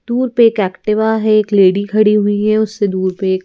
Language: Hindi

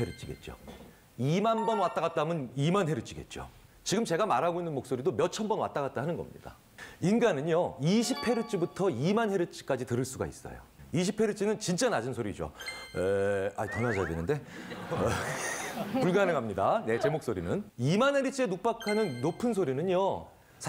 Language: Korean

